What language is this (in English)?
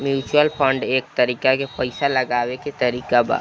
Bhojpuri